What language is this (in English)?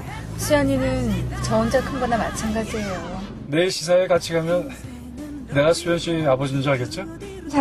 Korean